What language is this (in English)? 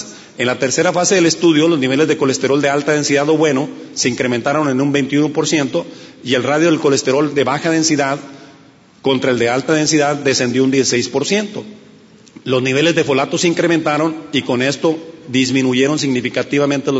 Spanish